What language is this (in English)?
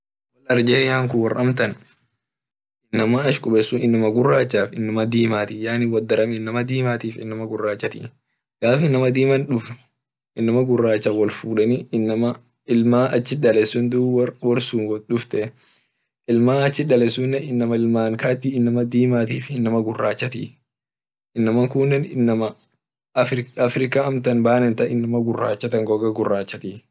Orma